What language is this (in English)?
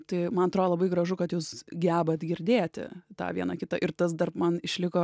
Lithuanian